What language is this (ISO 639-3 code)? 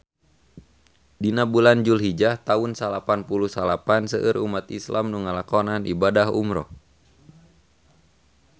sun